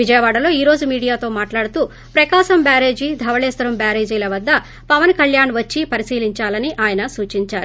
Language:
Telugu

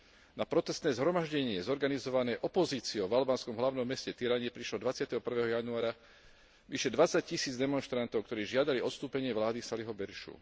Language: Slovak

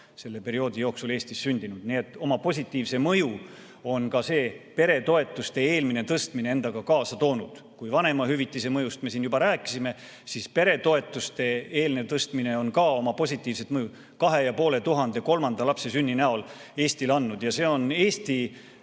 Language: Estonian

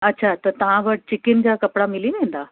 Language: Sindhi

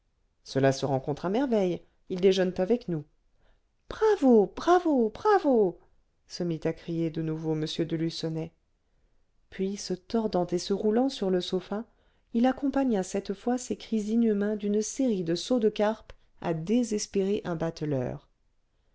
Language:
French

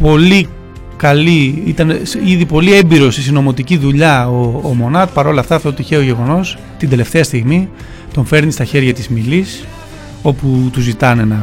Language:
Greek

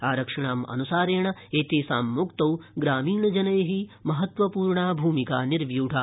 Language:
Sanskrit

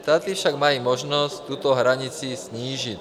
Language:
Czech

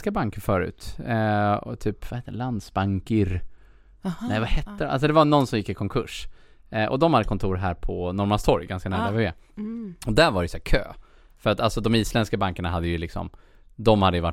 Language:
Swedish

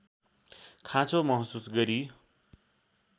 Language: Nepali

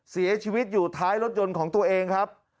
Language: Thai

